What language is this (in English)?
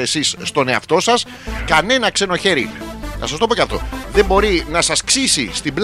Greek